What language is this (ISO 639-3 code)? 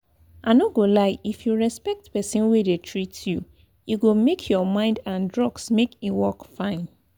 pcm